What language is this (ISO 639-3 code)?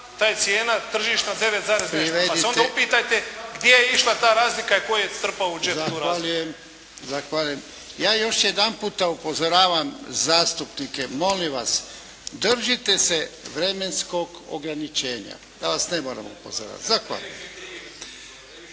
hrv